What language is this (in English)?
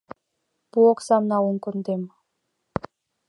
Mari